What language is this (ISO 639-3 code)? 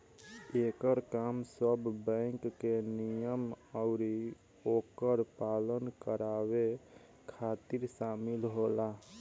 bho